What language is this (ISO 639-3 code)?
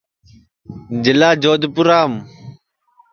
ssi